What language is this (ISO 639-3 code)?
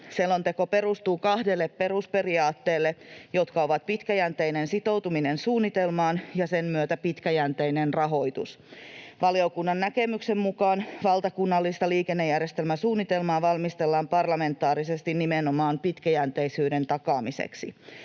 fin